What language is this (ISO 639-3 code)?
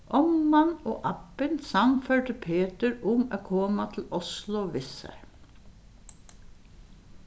fao